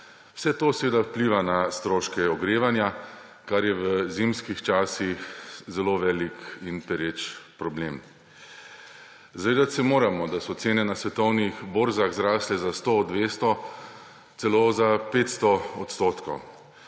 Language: Slovenian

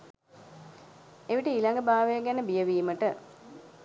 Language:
Sinhala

